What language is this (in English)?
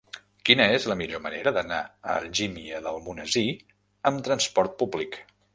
Catalan